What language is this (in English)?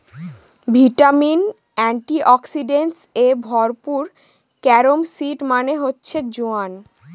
Bangla